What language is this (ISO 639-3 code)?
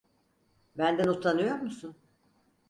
tur